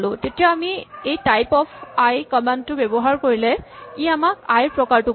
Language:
Assamese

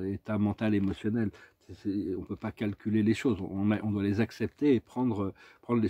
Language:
French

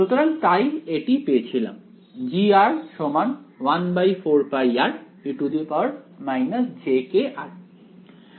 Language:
Bangla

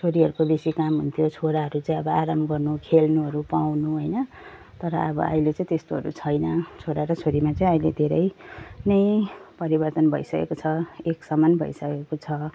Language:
Nepali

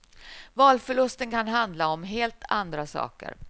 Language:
Swedish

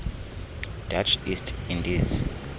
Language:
Xhosa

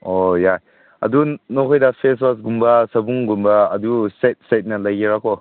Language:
Manipuri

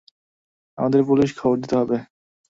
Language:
Bangla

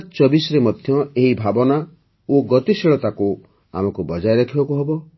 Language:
Odia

